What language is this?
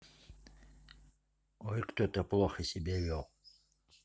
Russian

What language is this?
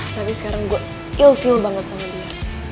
Indonesian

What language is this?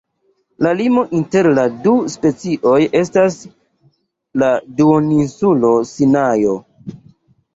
Esperanto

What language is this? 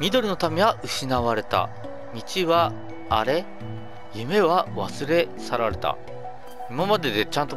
Japanese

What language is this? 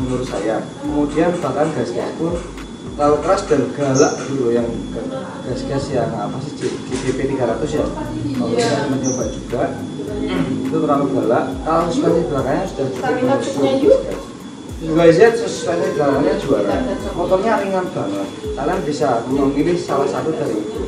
Indonesian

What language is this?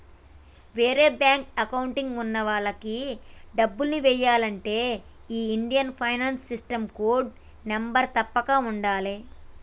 Telugu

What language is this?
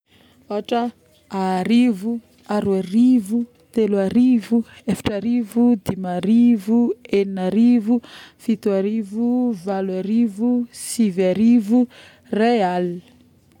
Northern Betsimisaraka Malagasy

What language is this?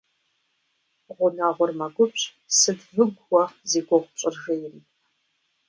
Kabardian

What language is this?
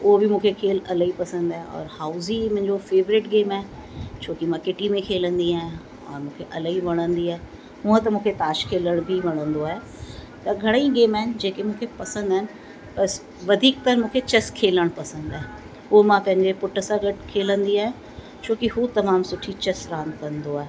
Sindhi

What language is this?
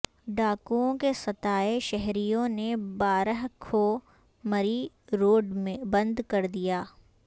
Urdu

